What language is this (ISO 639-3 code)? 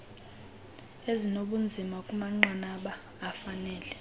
xho